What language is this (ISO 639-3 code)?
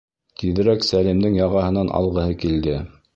bak